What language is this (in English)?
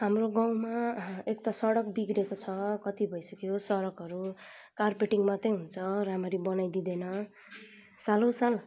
Nepali